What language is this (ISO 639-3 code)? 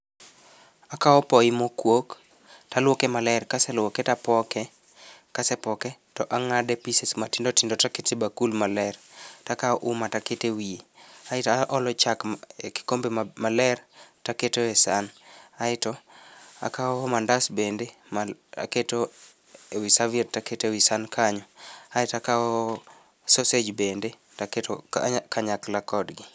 luo